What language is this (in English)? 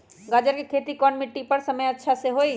Magahi